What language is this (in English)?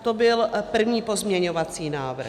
Czech